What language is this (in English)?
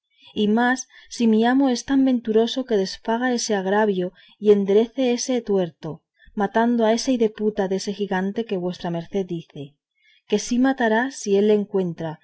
Spanish